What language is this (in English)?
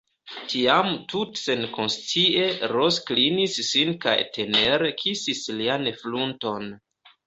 Esperanto